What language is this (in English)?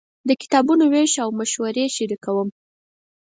Pashto